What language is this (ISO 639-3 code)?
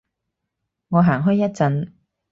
yue